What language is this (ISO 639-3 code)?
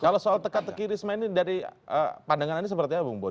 ind